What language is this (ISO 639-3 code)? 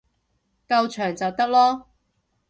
yue